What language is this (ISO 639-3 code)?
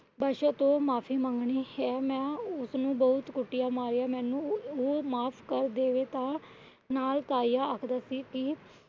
pan